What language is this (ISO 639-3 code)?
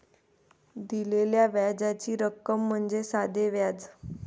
mar